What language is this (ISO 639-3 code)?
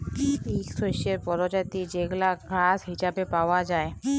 ben